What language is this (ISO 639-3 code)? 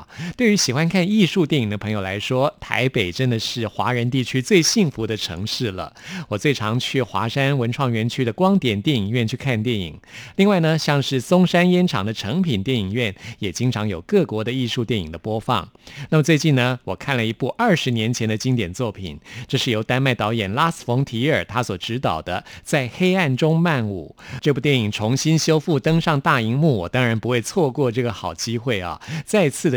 zho